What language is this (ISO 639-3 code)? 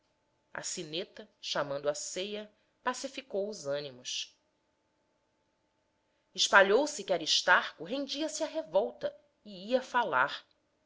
por